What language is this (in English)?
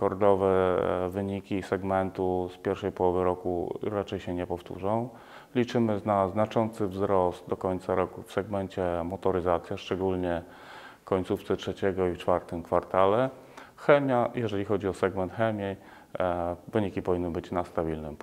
Polish